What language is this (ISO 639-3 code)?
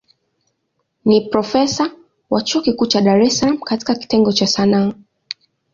swa